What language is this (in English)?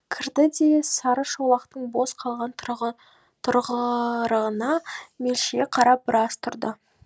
Kazakh